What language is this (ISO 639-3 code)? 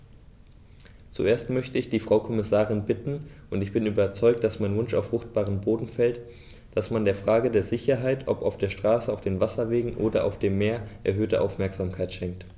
deu